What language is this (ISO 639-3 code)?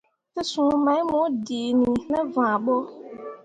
mua